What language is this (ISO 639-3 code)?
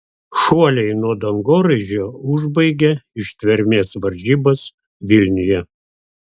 lit